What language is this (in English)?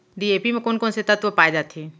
Chhattisgarhi